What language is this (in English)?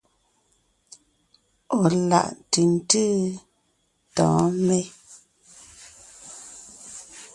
Ngiemboon